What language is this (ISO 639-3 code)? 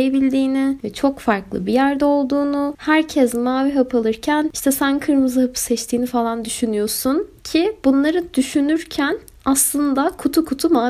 tur